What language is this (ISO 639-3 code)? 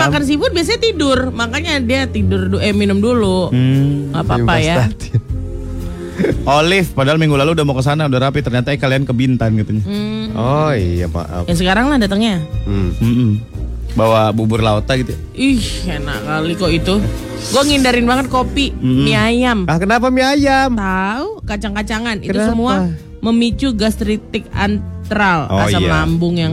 ind